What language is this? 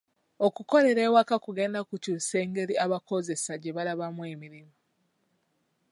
Ganda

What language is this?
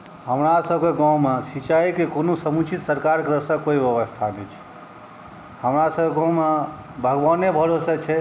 Maithili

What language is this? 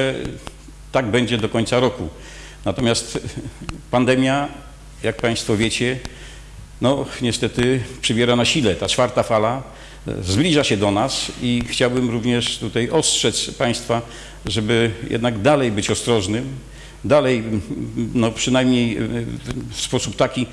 Polish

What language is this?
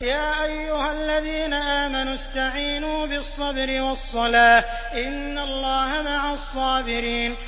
Arabic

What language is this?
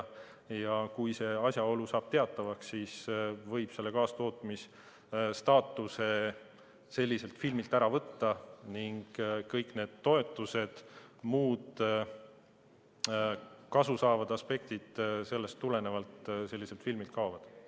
Estonian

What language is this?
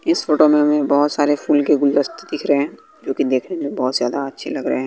Hindi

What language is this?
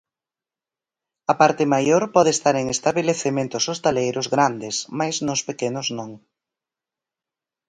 Galician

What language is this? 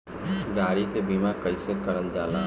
Bhojpuri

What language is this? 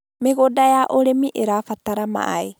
Kikuyu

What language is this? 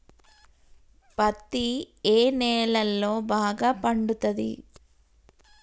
Telugu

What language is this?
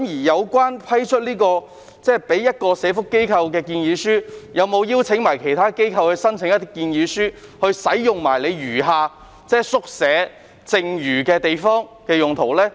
Cantonese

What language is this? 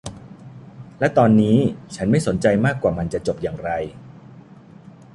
Thai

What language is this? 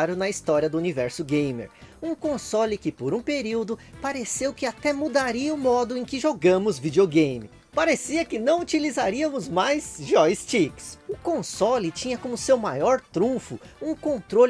Portuguese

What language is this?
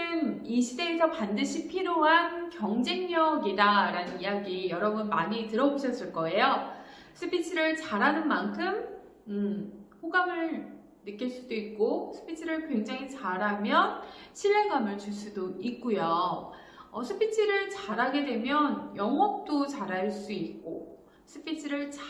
Korean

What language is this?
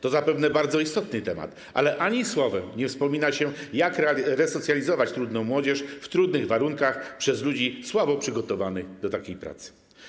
Polish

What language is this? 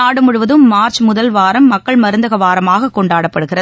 Tamil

